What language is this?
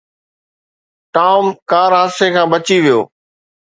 Sindhi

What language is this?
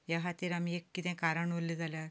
Konkani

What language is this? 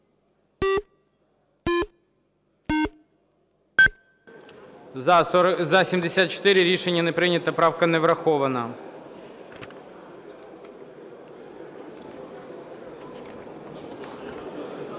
Ukrainian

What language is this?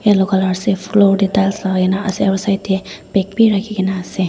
Naga Pidgin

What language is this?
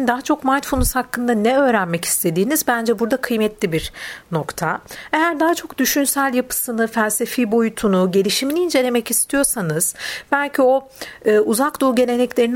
Turkish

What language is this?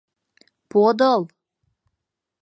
Mari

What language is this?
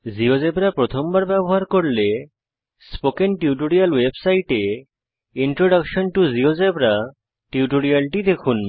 Bangla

